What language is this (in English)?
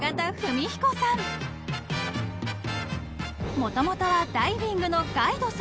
Japanese